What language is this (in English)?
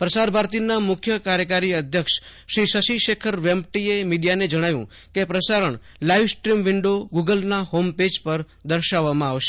Gujarati